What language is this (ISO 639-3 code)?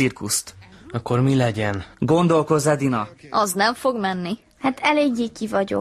hun